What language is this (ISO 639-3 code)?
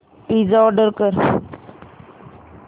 mar